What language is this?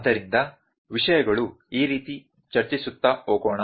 Kannada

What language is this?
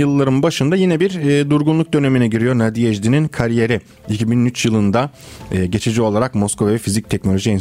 Turkish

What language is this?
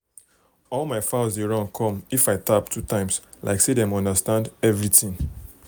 Nigerian Pidgin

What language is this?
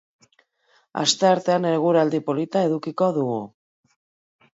Basque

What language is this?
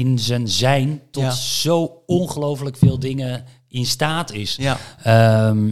Dutch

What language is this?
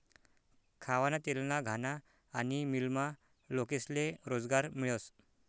Marathi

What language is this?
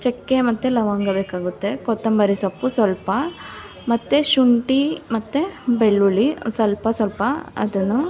Kannada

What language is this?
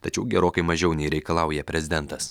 Lithuanian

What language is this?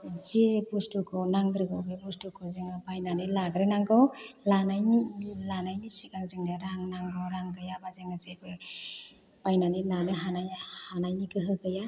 Bodo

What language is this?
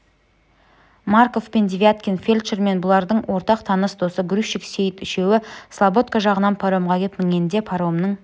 Kazakh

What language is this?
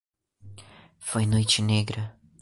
Portuguese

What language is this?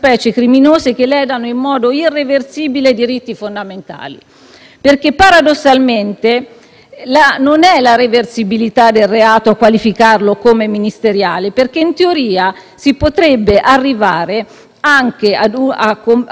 Italian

